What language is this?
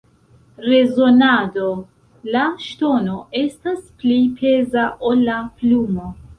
Esperanto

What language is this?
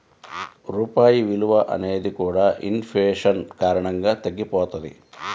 Telugu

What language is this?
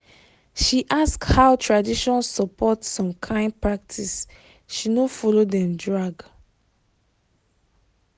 Nigerian Pidgin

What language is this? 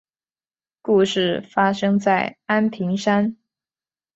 Chinese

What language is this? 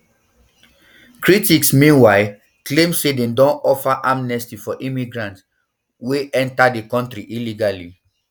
Nigerian Pidgin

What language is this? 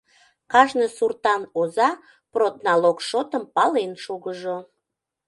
Mari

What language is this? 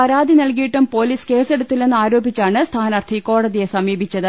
Malayalam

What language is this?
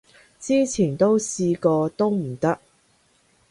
Cantonese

